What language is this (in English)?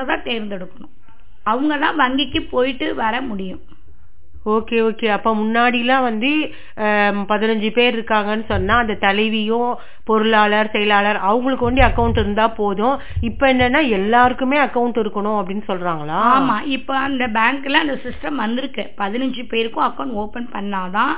Tamil